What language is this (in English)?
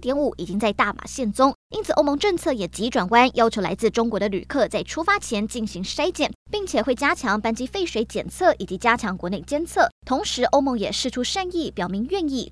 Chinese